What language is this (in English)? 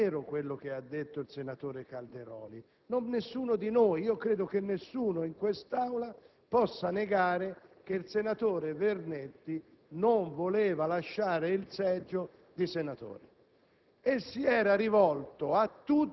Italian